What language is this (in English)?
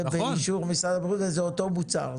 Hebrew